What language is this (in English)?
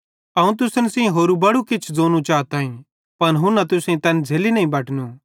Bhadrawahi